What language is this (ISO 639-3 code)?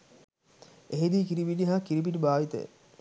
sin